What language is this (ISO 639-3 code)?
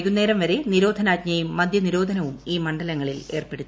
mal